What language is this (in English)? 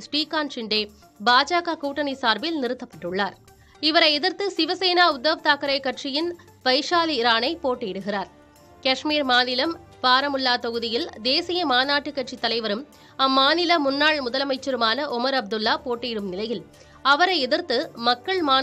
Tamil